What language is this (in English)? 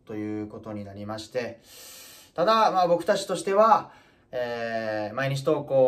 Japanese